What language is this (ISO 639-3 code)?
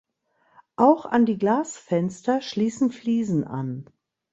deu